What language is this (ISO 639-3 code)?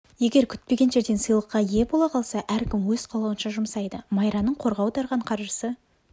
kaz